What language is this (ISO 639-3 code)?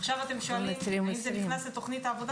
heb